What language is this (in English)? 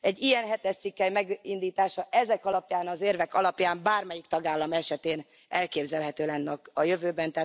Hungarian